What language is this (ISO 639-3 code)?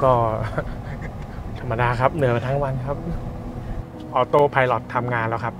tha